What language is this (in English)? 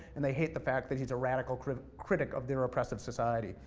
English